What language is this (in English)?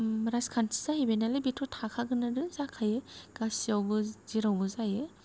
Bodo